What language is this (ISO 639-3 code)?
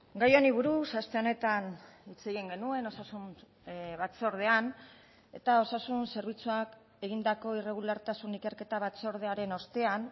eus